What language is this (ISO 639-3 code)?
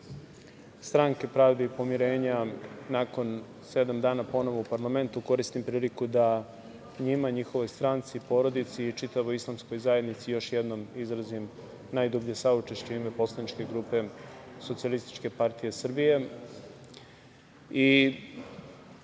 srp